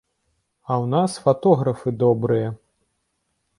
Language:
Belarusian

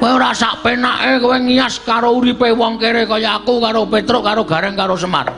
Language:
Indonesian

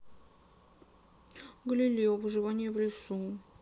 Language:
Russian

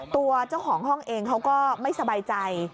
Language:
Thai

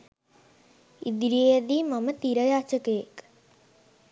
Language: Sinhala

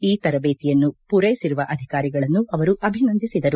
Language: Kannada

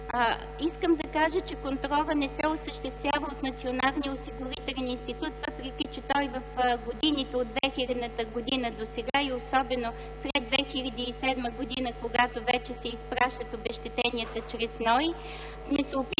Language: Bulgarian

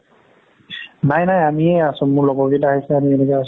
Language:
Assamese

